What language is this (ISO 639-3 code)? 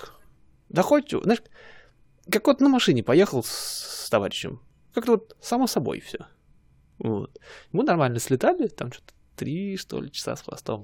rus